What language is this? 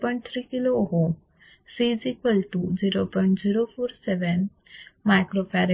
Marathi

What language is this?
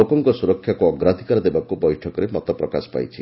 Odia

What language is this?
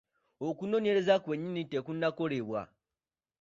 Ganda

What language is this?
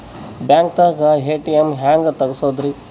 Kannada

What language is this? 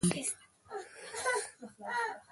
Pashto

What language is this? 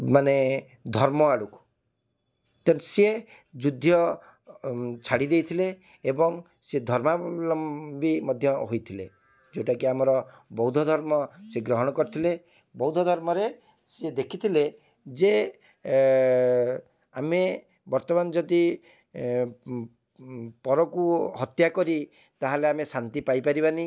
Odia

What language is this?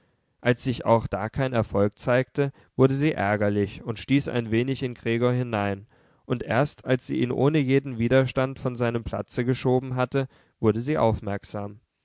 German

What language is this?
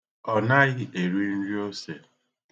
Igbo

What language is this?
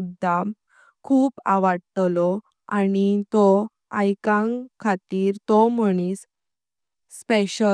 Konkani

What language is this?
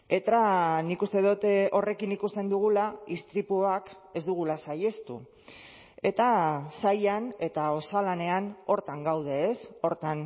Basque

